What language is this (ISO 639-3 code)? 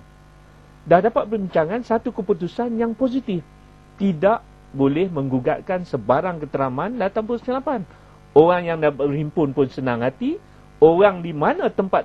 msa